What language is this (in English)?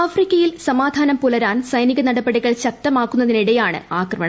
Malayalam